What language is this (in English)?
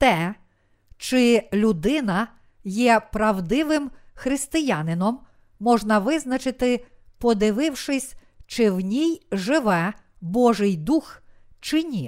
Ukrainian